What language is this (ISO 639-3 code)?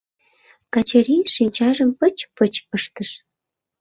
chm